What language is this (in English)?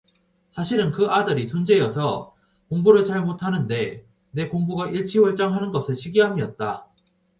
Korean